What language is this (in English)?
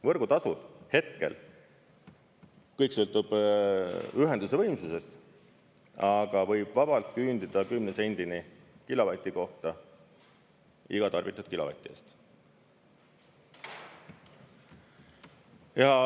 Estonian